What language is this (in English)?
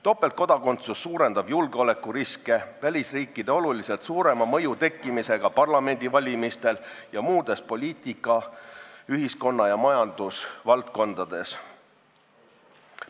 Estonian